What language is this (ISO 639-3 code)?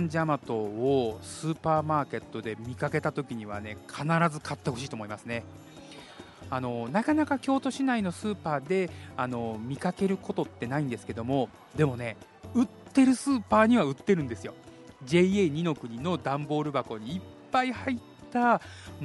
jpn